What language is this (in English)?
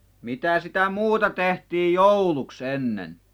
Finnish